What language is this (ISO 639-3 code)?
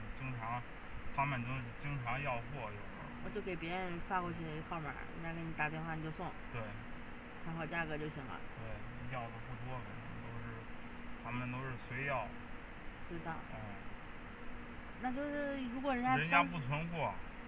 zho